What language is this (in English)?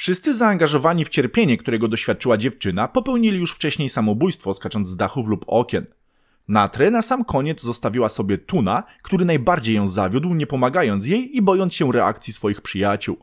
Polish